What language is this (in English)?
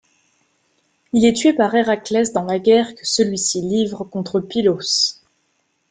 French